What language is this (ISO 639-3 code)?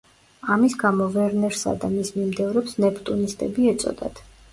kat